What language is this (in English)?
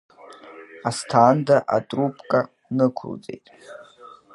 Abkhazian